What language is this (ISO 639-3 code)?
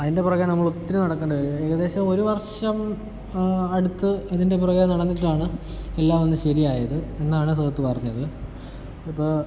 mal